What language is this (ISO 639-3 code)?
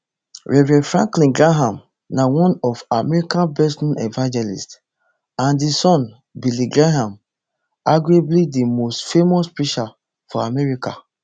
pcm